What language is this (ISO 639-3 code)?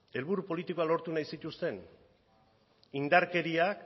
eus